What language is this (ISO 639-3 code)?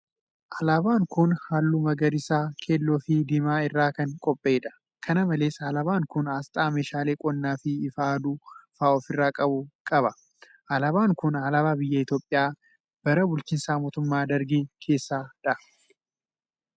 orm